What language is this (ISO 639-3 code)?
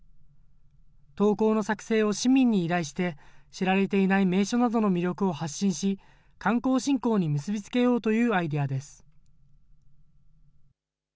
jpn